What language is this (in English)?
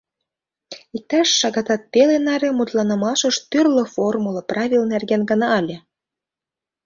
Mari